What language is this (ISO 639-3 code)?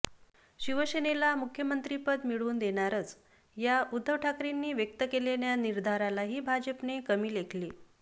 mar